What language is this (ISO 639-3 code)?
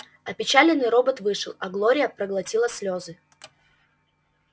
rus